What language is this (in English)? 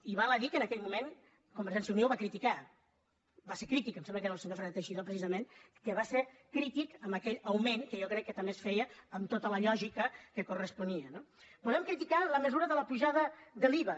Catalan